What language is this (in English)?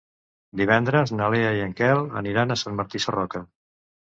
Catalan